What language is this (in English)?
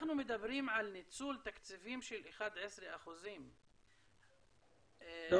Hebrew